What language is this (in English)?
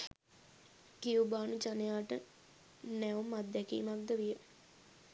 Sinhala